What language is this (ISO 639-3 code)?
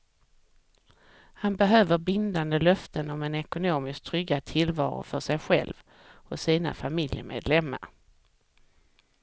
swe